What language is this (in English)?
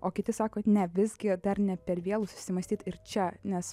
Lithuanian